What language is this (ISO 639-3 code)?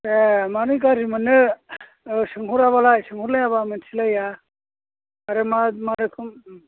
brx